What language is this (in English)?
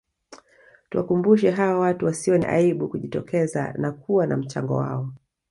Swahili